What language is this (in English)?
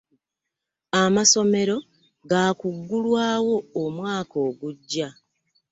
Ganda